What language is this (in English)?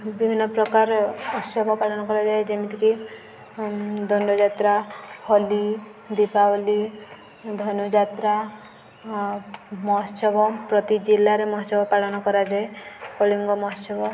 Odia